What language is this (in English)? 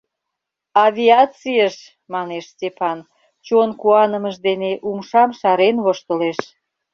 Mari